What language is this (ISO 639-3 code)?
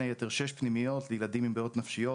heb